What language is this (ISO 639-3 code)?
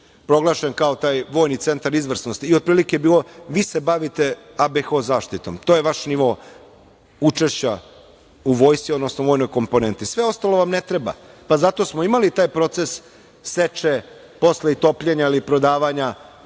srp